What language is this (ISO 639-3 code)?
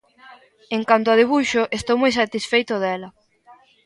glg